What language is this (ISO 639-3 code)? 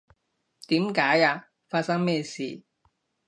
yue